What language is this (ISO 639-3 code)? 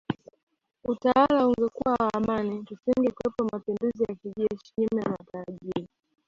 swa